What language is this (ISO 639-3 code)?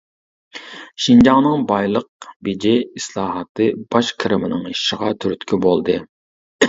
uig